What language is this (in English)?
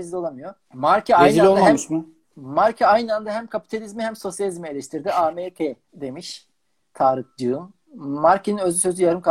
Turkish